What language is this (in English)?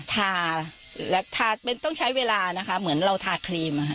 Thai